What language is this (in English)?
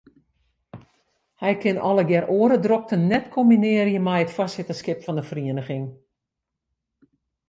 Western Frisian